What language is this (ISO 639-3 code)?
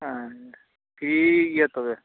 sat